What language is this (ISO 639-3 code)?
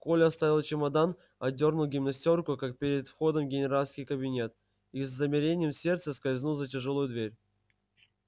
rus